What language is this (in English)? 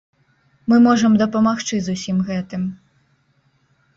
Belarusian